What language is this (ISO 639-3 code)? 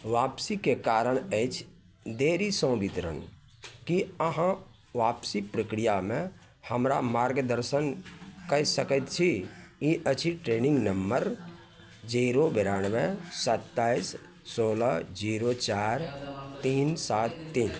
mai